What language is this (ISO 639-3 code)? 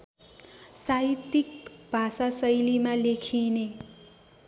nep